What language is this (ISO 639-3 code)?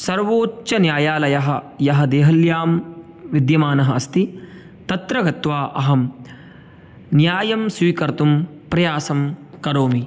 san